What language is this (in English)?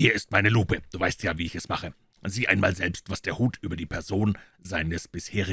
German